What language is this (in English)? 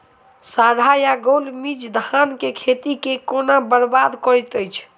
Maithili